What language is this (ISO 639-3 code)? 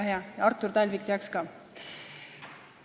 est